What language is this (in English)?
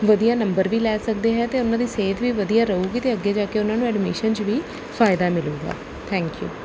Punjabi